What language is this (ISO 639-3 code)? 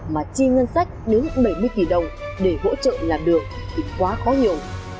vie